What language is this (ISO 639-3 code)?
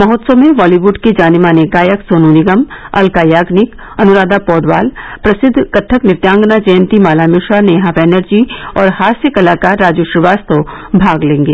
hin